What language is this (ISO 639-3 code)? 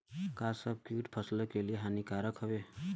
bho